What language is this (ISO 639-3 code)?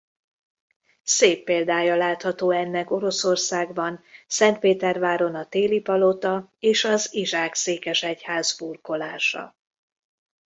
hun